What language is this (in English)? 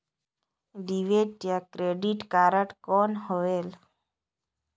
Chhattisgarhi